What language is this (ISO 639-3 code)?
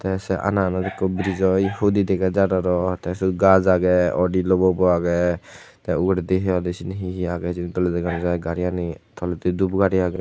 ccp